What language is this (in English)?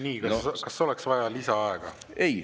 Estonian